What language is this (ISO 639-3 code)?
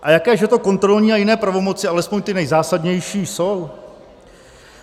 ces